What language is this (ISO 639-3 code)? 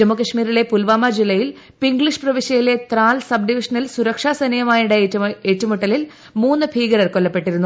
mal